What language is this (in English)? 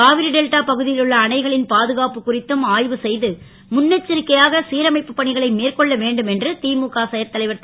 Tamil